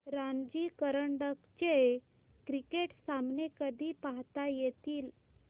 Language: Marathi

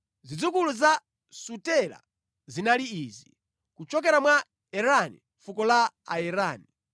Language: Nyanja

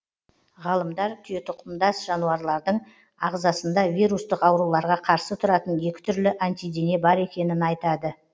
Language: Kazakh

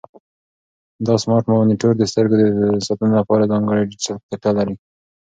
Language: Pashto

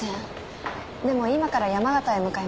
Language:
Japanese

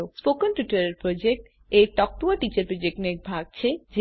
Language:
Gujarati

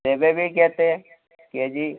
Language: Odia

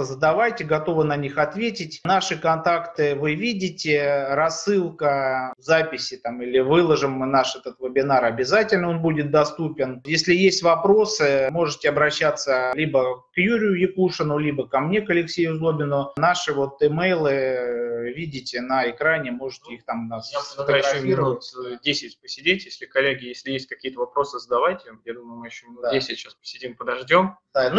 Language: Russian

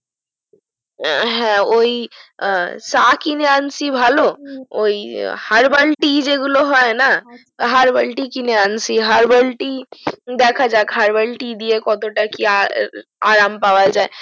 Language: Bangla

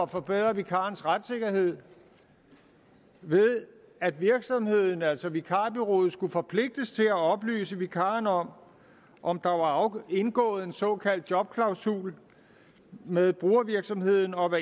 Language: Danish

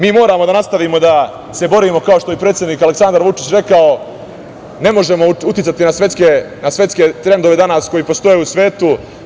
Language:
Serbian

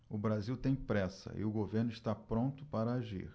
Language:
Portuguese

